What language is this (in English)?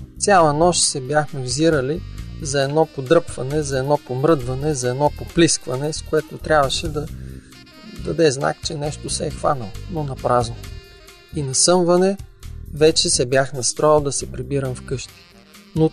Bulgarian